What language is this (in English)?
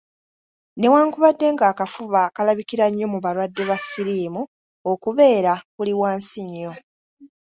Ganda